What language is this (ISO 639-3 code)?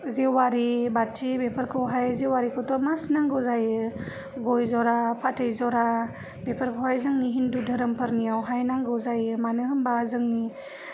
brx